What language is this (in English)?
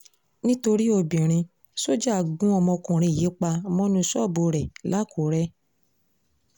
Yoruba